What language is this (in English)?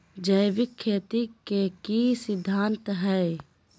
Magahi